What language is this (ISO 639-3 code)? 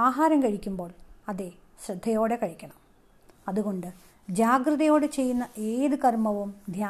mal